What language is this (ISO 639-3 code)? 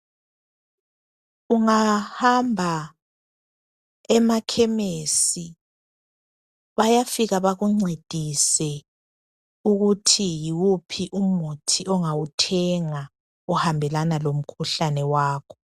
nde